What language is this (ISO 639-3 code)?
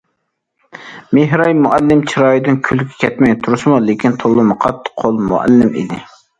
uig